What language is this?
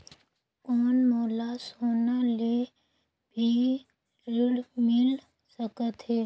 Chhattisgarhi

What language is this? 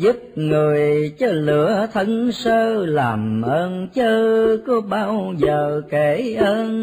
Vietnamese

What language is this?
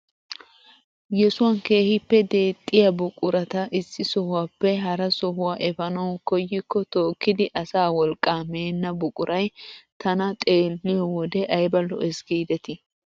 Wolaytta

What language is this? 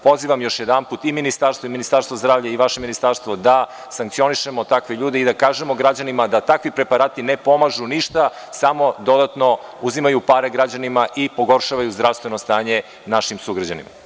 Serbian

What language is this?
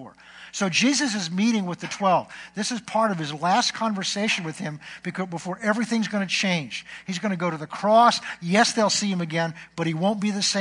English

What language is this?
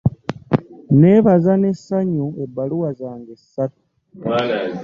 Ganda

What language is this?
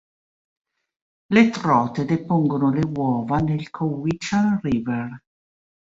Italian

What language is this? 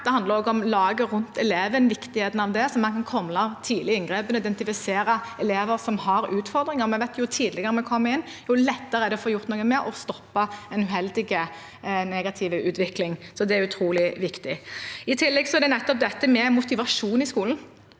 Norwegian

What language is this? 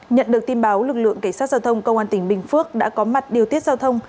Vietnamese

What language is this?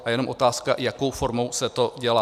Czech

